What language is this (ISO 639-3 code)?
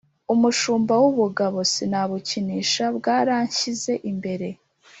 kin